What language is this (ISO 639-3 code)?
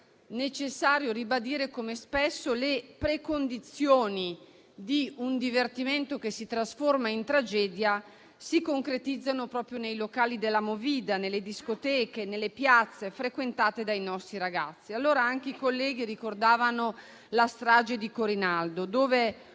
ita